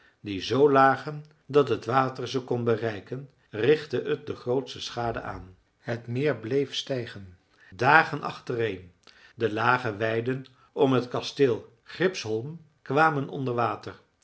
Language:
Dutch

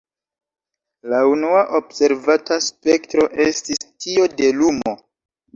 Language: Esperanto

